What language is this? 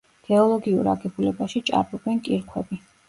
Georgian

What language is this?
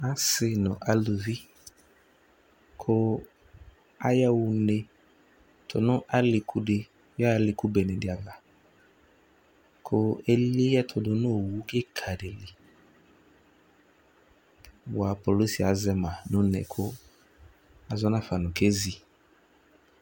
Ikposo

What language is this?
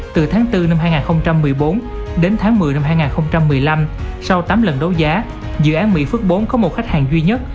Vietnamese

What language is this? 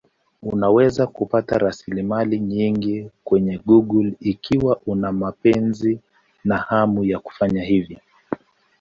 Swahili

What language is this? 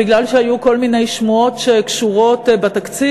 Hebrew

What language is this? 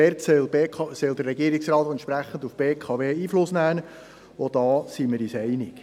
Swiss German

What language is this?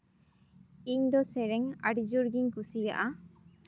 Santali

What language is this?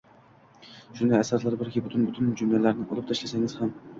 Uzbek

